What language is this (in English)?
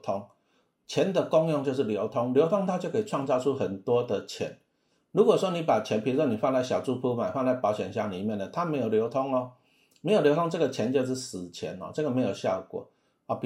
Chinese